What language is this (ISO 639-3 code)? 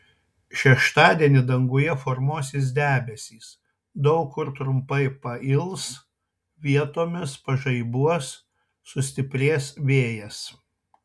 lit